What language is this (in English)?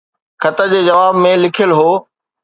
Sindhi